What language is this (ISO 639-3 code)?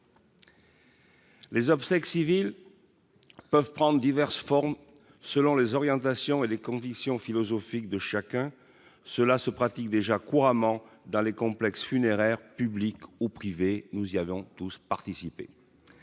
fra